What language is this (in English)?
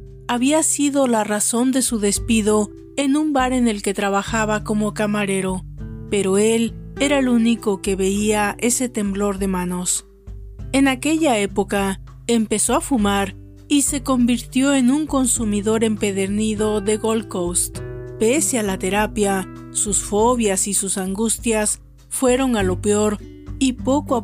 Spanish